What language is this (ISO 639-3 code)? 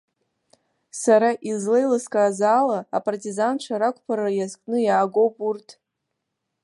abk